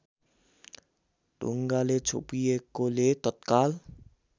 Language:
Nepali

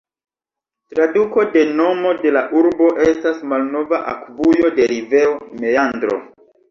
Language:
Esperanto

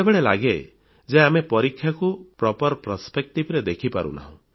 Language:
Odia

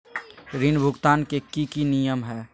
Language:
Magahi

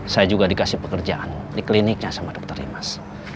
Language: Indonesian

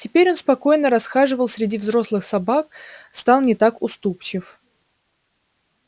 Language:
Russian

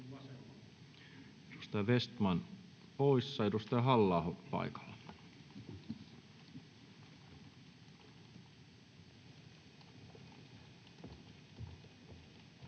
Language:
Finnish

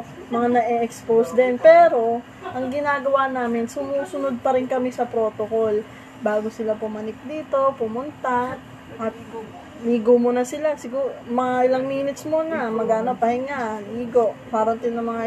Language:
Filipino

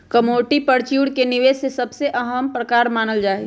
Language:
Magahi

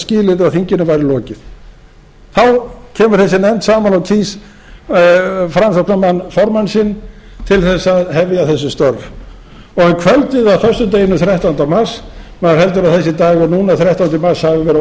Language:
Icelandic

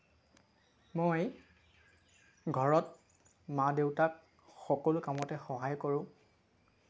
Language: Assamese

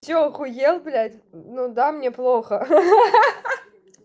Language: Russian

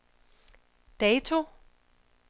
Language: Danish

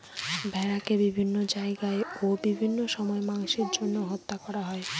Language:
Bangla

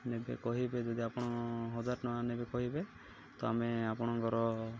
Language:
Odia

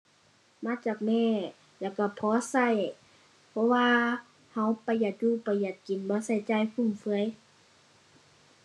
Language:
Thai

